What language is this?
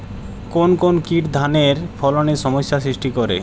Bangla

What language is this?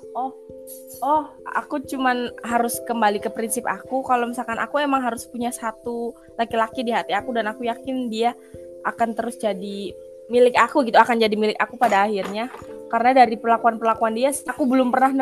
Indonesian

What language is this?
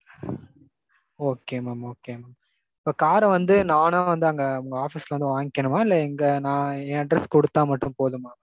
Tamil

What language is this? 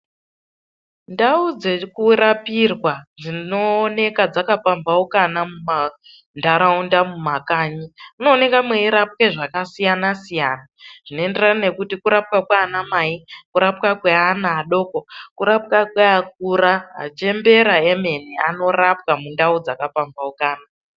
Ndau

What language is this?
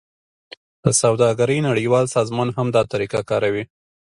Pashto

